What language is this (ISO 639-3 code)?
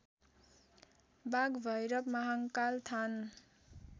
nep